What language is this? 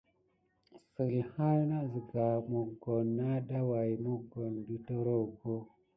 Gidar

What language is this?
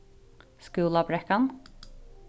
Faroese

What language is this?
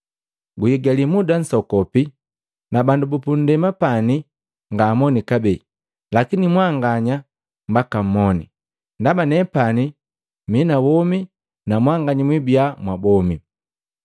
Matengo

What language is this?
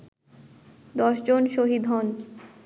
Bangla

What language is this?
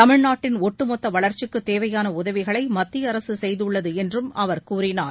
Tamil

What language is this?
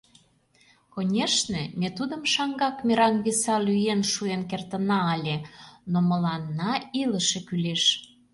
Mari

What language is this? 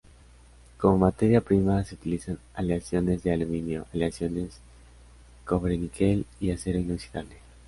Spanish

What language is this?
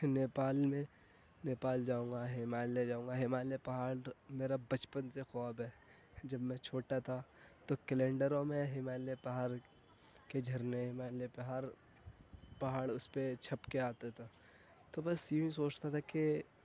Urdu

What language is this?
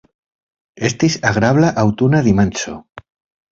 Esperanto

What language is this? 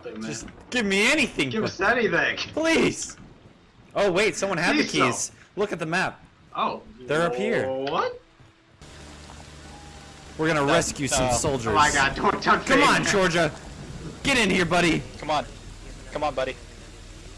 English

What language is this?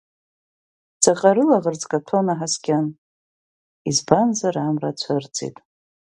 Abkhazian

